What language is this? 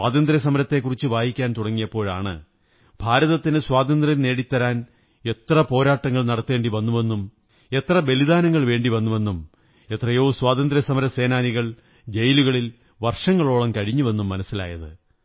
Malayalam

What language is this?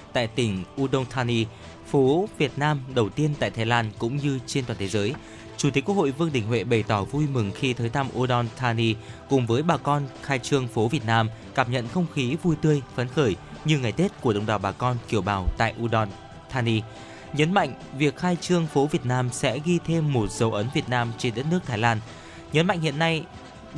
Vietnamese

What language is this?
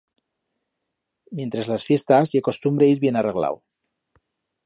Aragonese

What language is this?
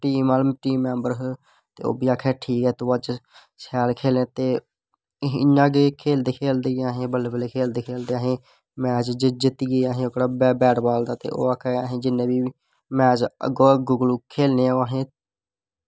Dogri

